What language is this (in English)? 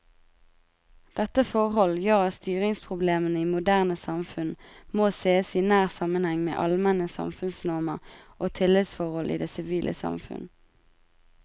Norwegian